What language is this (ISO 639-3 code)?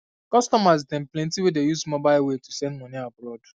pcm